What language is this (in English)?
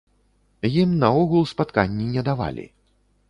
Belarusian